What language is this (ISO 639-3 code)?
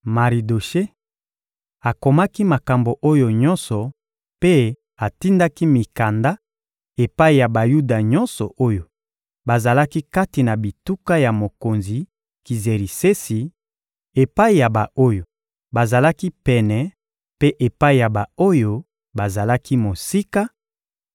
lin